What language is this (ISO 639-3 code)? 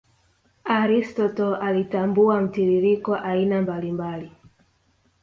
swa